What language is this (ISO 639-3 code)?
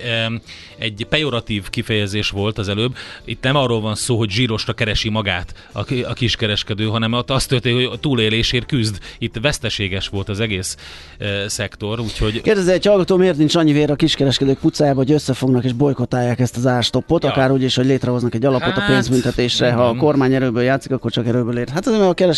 hun